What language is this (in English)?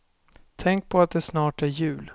Swedish